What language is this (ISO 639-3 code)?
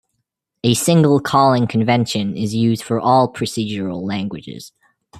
eng